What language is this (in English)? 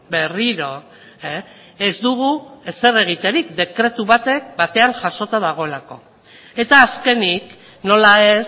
Basque